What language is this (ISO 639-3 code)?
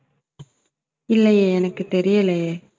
tam